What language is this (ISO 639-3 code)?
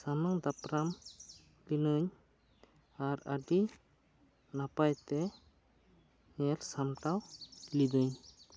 sat